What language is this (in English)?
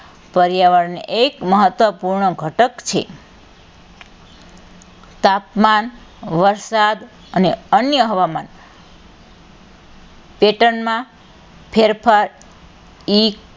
Gujarati